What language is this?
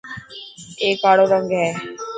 Dhatki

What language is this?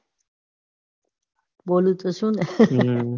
Gujarati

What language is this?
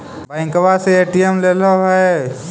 Magahi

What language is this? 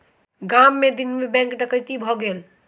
Maithili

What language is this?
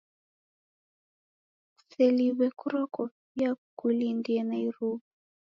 Taita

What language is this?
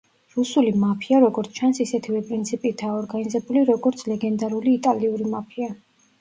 Georgian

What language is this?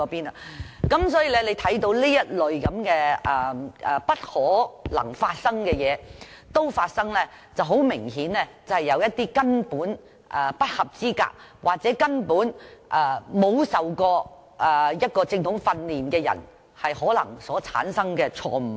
Cantonese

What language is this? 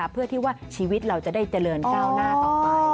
Thai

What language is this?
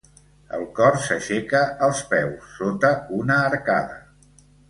Catalan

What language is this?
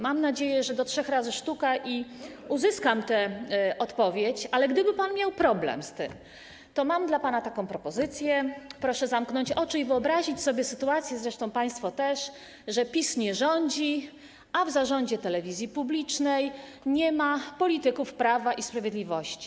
Polish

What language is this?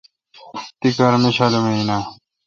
Kalkoti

